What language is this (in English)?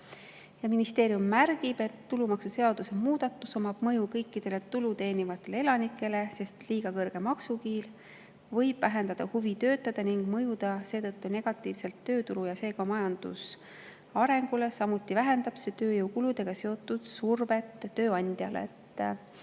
Estonian